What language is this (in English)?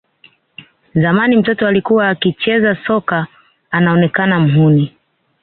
Swahili